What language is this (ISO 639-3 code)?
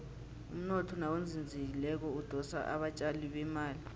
nbl